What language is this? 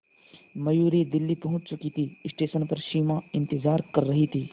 Hindi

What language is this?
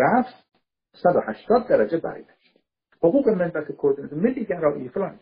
Persian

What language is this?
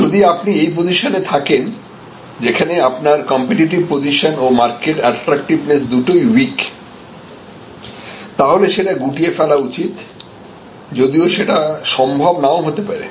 Bangla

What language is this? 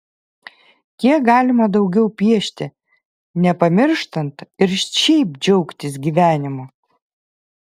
Lithuanian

